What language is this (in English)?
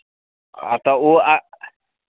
Maithili